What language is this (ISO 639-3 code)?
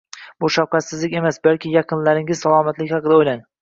uzb